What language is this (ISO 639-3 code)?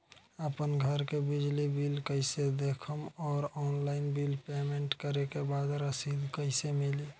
bho